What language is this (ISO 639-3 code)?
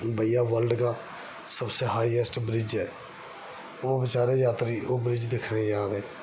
doi